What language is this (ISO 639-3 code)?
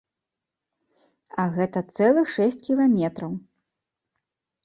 bel